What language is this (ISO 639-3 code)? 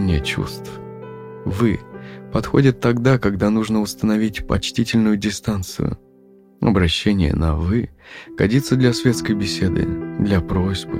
rus